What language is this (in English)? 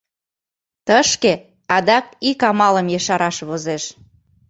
Mari